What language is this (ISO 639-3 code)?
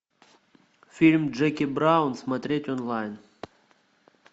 rus